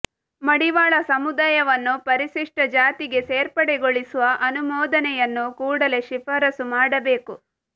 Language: Kannada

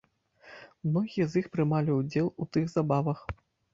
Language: Belarusian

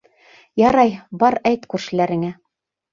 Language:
Bashkir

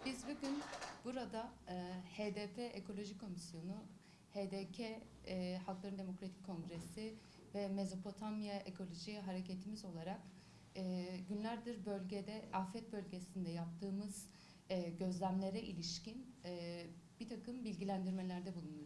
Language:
Turkish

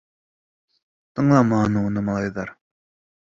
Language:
Bashkir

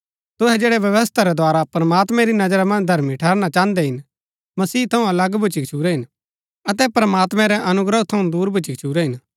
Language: Gaddi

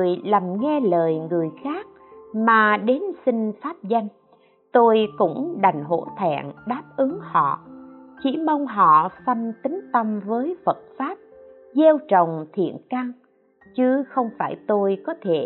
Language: Vietnamese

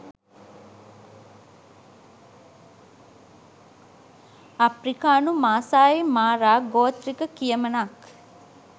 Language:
Sinhala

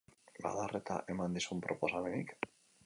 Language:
Basque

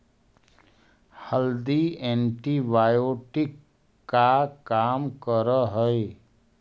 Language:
Magahi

